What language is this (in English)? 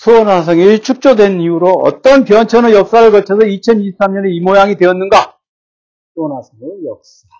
Korean